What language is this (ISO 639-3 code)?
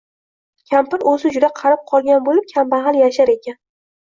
uzb